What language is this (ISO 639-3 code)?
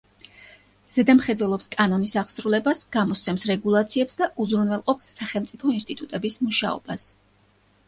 kat